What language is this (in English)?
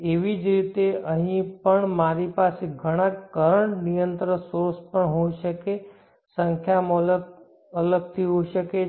Gujarati